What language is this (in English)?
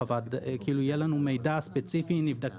Hebrew